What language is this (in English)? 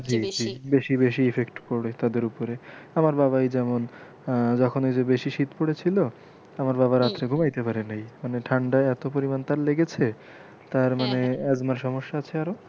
Bangla